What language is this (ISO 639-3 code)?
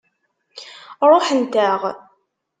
kab